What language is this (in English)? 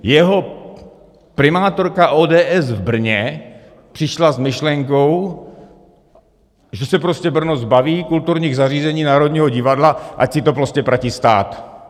Czech